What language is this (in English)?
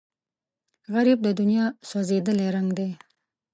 Pashto